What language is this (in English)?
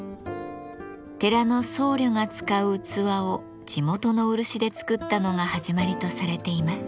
Japanese